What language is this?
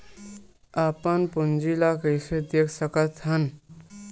Chhattisgarhi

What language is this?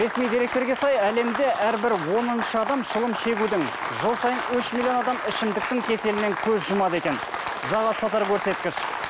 Kazakh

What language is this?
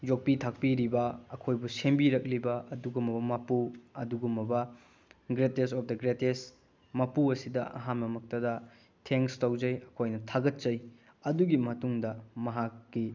Manipuri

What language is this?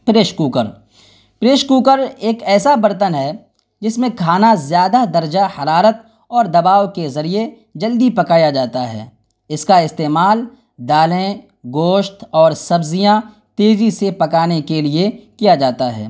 Urdu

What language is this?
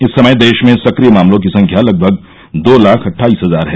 Hindi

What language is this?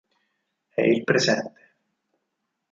Italian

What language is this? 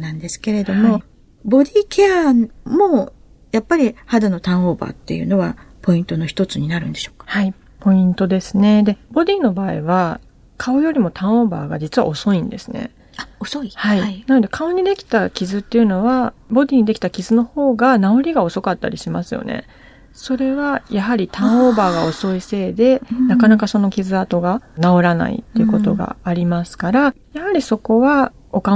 Japanese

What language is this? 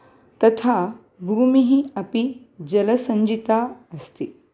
Sanskrit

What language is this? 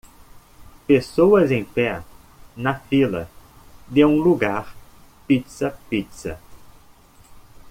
Portuguese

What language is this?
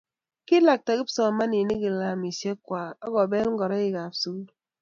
Kalenjin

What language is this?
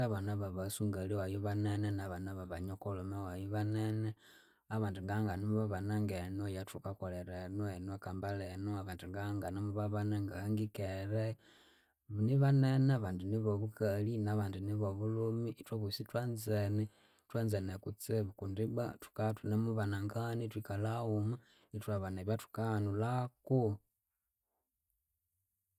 Konzo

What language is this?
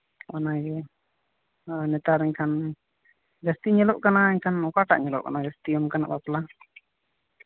Santali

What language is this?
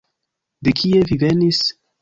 Esperanto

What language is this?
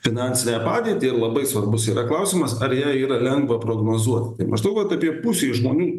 Lithuanian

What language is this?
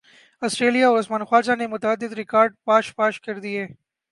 Urdu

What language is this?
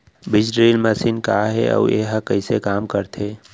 Chhattisgarhi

